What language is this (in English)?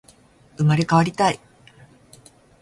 Japanese